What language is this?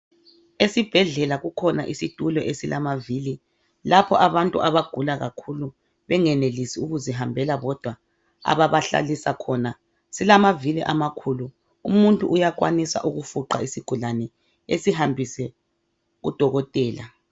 North Ndebele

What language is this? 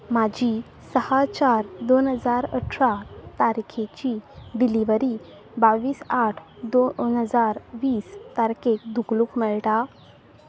Konkani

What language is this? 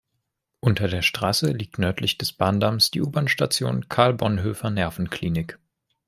German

